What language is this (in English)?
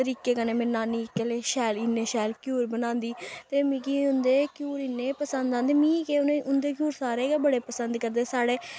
Dogri